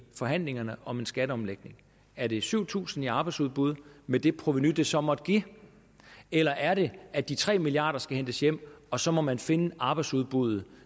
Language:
Danish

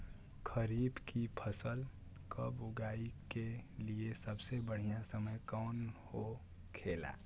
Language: Bhojpuri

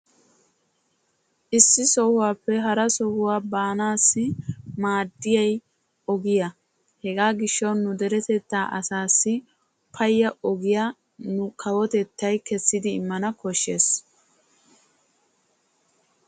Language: Wolaytta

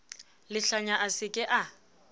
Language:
Southern Sotho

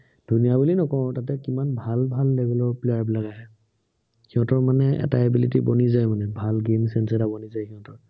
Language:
Assamese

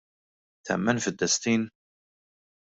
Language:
Maltese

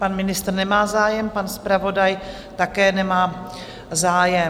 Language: Czech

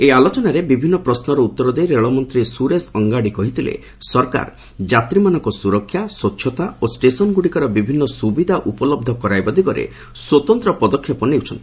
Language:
Odia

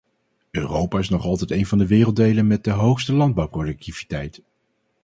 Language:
Dutch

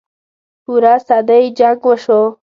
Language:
Pashto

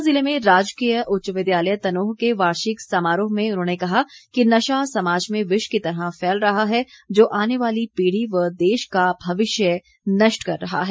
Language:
Hindi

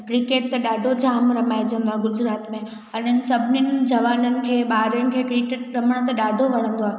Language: Sindhi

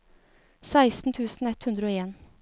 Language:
Norwegian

